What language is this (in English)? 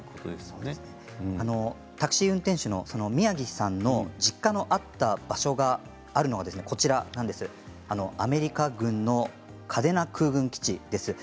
Japanese